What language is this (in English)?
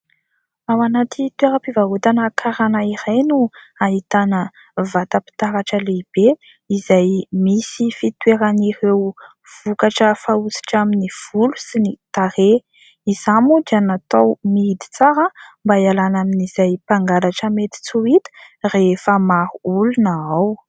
Malagasy